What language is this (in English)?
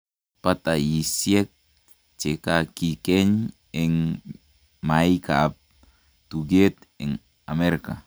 Kalenjin